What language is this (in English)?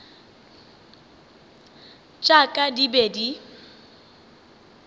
Northern Sotho